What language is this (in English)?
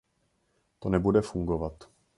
Czech